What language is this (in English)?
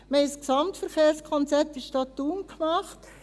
Swiss German